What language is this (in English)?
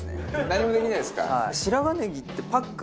Japanese